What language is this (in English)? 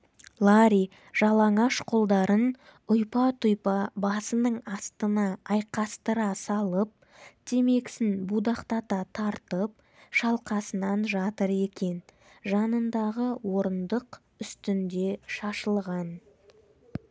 Kazakh